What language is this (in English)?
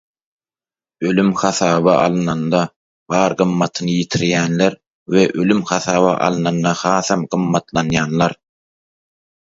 Turkmen